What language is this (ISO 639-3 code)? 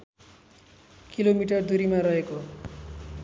nep